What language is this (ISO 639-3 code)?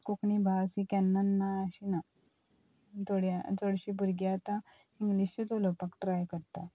kok